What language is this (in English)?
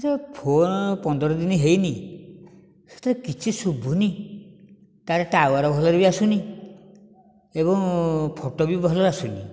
Odia